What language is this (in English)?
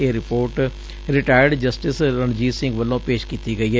Punjabi